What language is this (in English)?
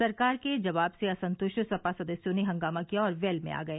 Hindi